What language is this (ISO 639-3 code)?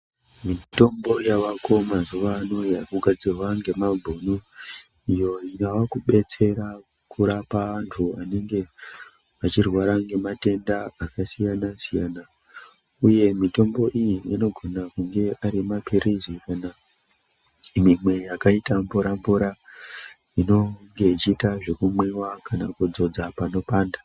ndc